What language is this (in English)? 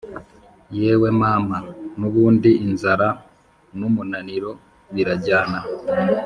Kinyarwanda